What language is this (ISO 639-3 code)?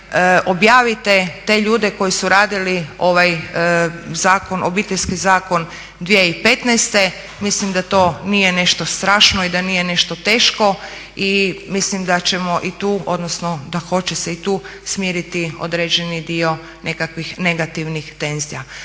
hrv